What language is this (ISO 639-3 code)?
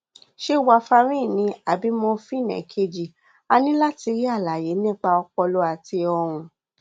yor